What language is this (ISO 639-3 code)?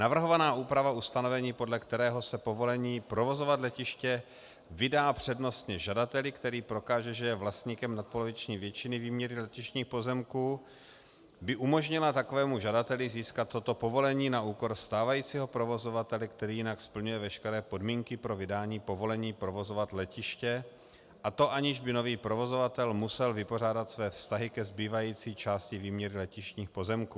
ces